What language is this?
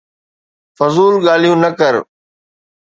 Sindhi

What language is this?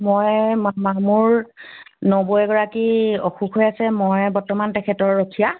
Assamese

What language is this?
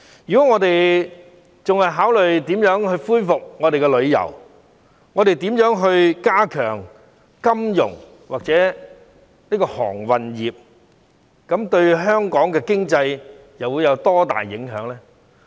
Cantonese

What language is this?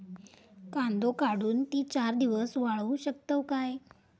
Marathi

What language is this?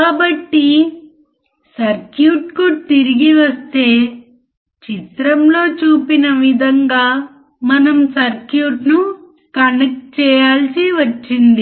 Telugu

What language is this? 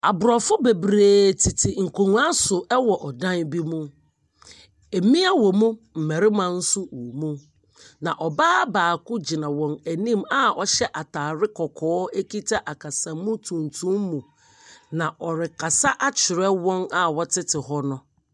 Akan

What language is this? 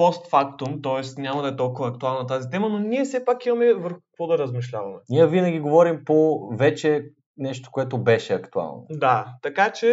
Bulgarian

